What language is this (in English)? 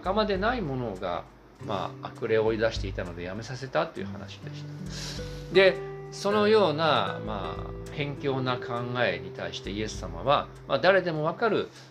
Japanese